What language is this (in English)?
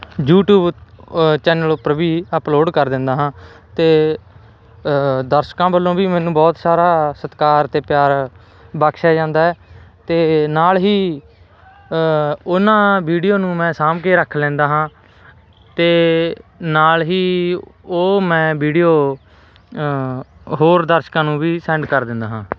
Punjabi